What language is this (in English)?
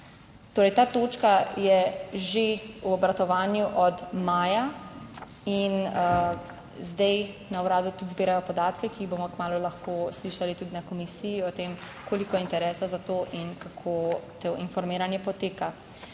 Slovenian